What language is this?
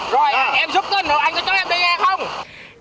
Vietnamese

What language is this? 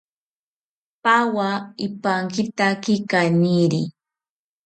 South Ucayali Ashéninka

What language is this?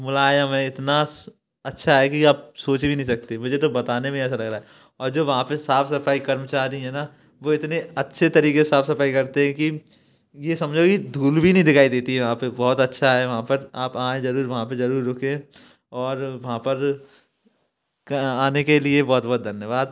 Hindi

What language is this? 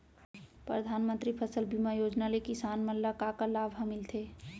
Chhattisgarhi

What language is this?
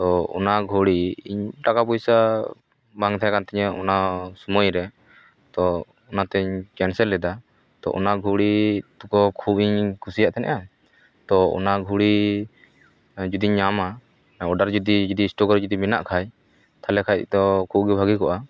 Santali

